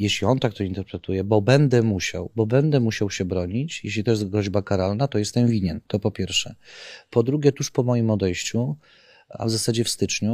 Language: Polish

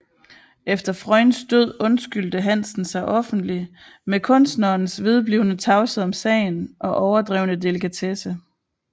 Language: Danish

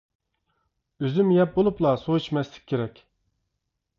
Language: Uyghur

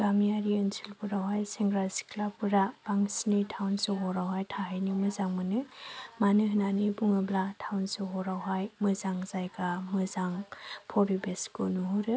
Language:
Bodo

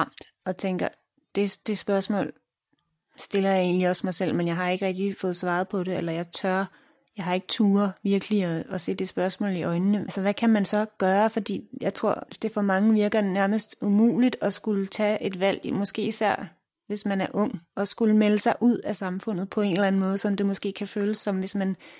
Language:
Danish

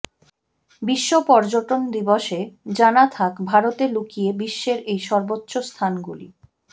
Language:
Bangla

